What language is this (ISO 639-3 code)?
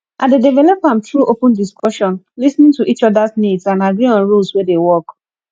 pcm